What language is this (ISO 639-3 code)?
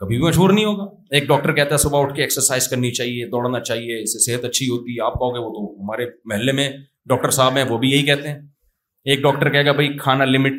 urd